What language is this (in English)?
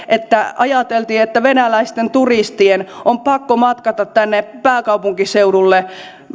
Finnish